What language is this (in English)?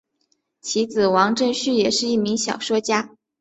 Chinese